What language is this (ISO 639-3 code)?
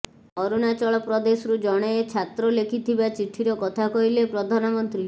ori